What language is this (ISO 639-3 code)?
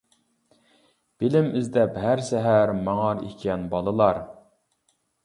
uig